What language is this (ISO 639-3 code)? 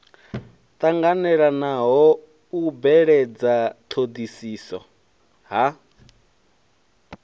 ven